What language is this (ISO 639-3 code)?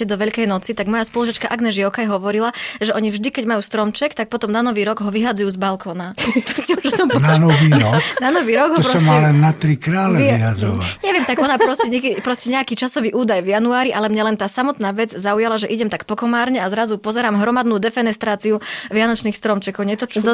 slk